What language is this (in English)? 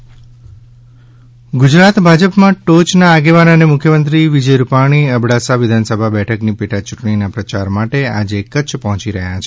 Gujarati